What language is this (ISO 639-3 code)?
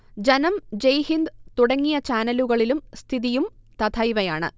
mal